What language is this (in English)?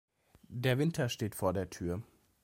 German